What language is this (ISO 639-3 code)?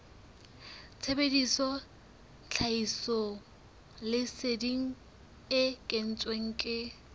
sot